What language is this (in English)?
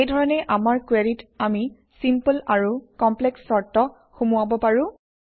Assamese